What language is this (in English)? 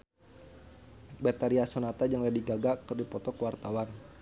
Sundanese